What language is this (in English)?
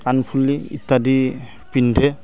Assamese